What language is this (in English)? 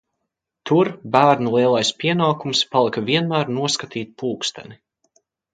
Latvian